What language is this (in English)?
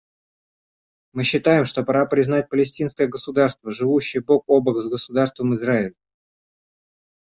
Russian